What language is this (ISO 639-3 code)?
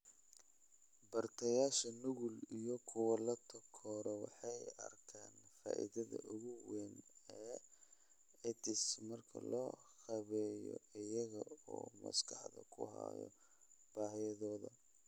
som